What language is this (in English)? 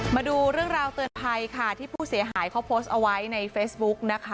Thai